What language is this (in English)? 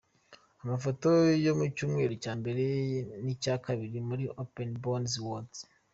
Kinyarwanda